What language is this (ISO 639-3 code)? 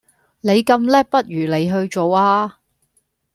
yue